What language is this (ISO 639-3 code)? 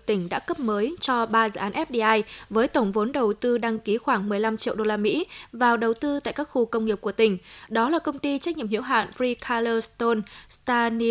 vie